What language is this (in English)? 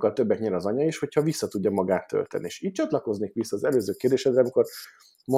Hungarian